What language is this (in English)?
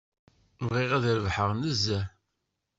Kabyle